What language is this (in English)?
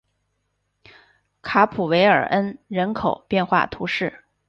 Chinese